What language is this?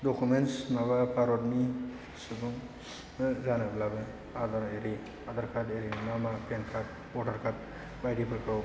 Bodo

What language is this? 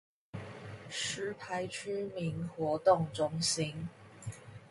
Chinese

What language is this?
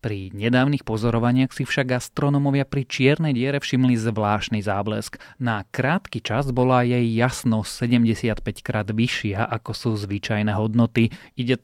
Slovak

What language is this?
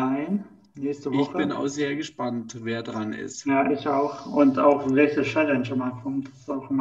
German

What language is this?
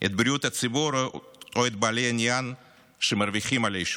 Hebrew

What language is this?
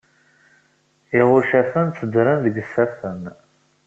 Kabyle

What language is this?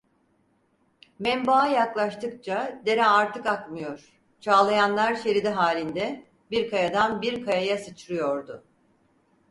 Turkish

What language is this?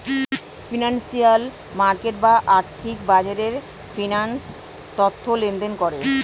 Bangla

